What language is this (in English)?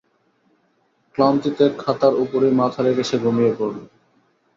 Bangla